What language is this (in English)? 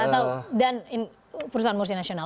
Indonesian